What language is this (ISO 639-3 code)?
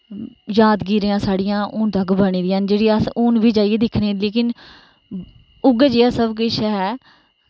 doi